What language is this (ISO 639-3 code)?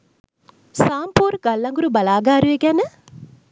sin